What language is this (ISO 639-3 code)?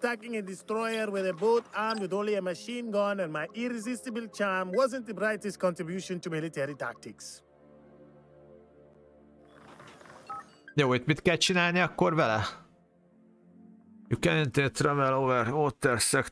hun